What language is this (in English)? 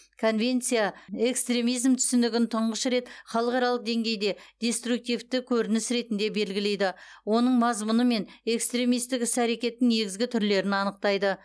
Kazakh